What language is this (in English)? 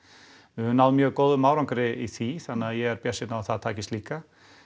Icelandic